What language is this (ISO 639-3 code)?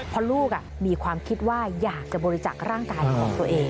tha